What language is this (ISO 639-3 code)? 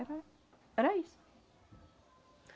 por